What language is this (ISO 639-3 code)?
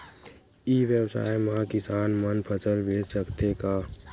hne